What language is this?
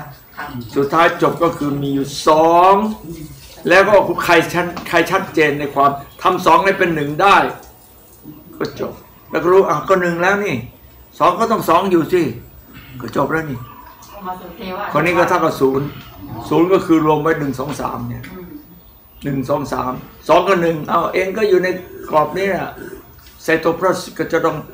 Thai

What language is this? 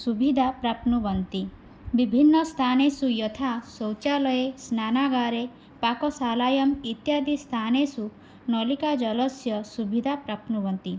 Sanskrit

